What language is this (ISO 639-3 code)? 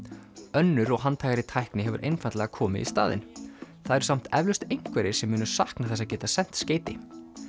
isl